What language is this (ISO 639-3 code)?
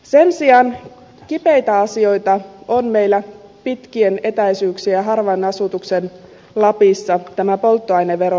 fin